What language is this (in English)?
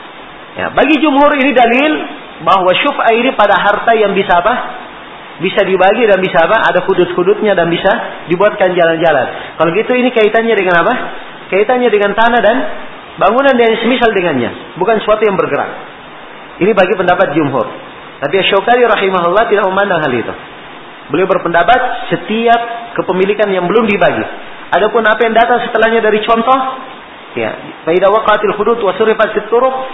Malay